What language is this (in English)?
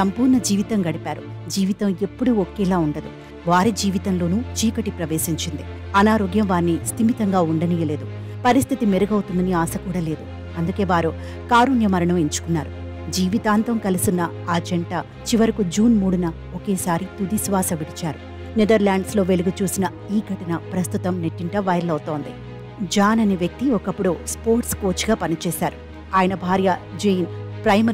Telugu